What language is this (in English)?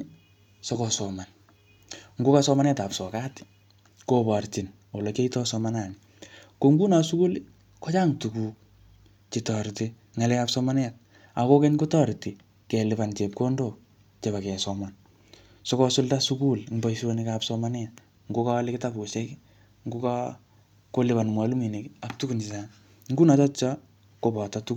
Kalenjin